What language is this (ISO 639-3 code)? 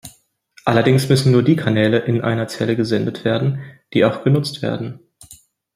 deu